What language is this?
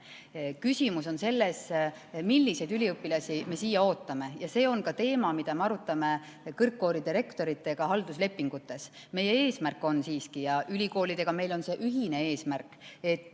Estonian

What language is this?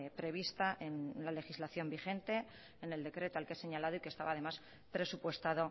Spanish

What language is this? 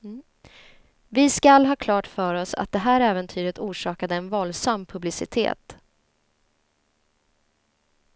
Swedish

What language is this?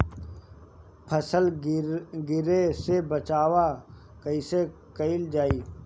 Bhojpuri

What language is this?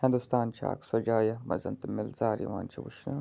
Kashmiri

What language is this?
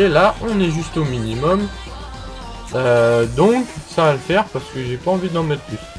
French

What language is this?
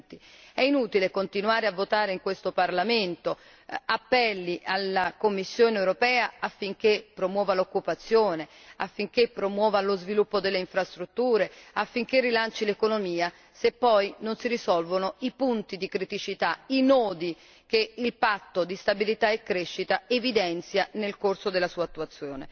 Italian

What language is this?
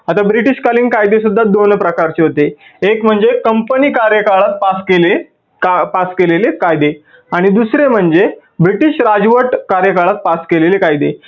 Marathi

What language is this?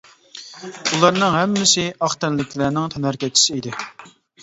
Uyghur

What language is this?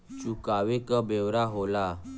Bhojpuri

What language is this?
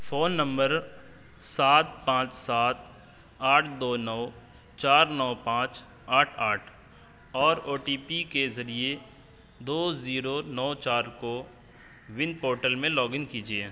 Urdu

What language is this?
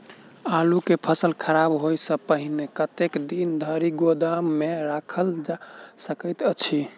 Maithili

